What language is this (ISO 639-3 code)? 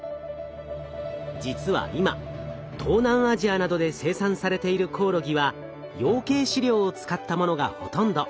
jpn